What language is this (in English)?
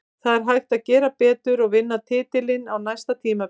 Icelandic